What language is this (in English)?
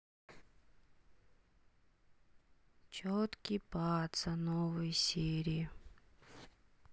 Russian